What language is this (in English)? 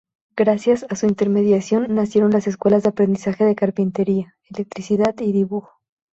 Spanish